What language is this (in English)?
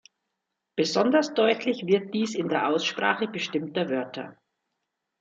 German